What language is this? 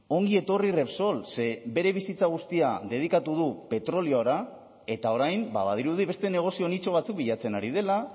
Basque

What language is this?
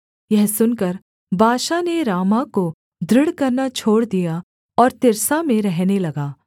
Hindi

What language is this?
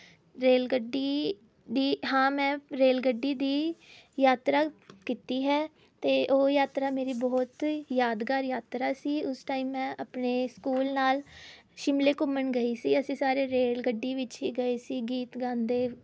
Punjabi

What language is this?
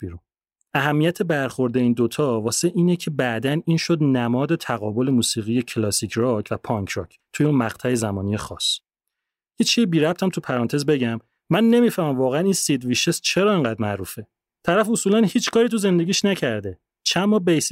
Persian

